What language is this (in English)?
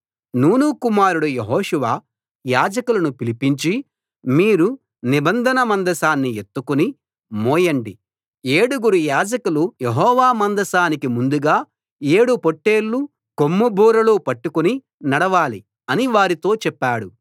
Telugu